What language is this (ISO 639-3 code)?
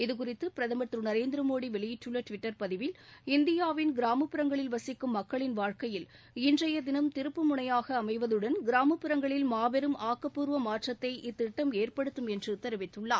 tam